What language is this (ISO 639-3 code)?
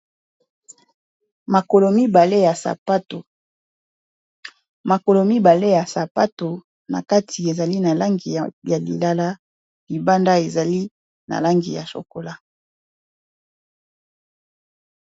lin